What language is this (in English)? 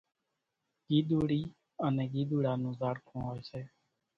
Kachi Koli